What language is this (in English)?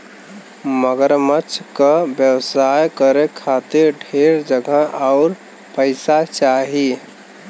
Bhojpuri